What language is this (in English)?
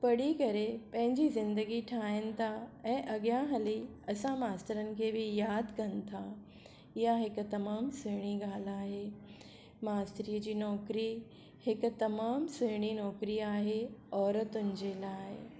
Sindhi